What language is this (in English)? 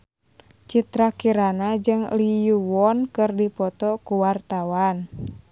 Sundanese